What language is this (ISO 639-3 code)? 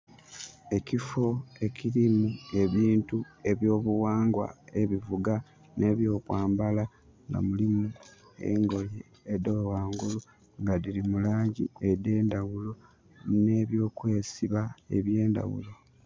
xog